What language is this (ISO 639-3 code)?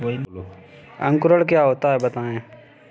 hin